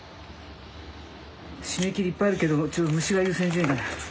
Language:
Japanese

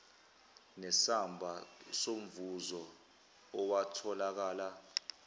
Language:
Zulu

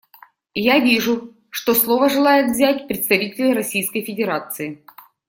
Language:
Russian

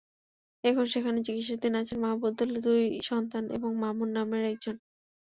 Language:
Bangla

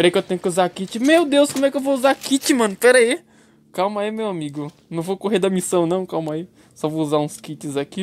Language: Portuguese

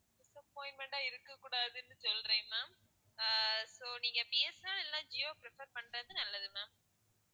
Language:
Tamil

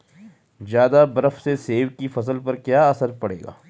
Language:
Hindi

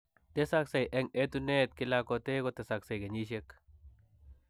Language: Kalenjin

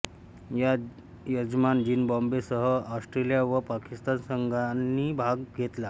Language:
Marathi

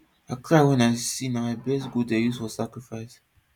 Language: Nigerian Pidgin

